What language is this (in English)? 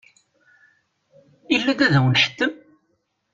Kabyle